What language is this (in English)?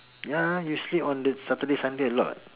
English